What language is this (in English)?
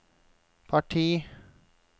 Norwegian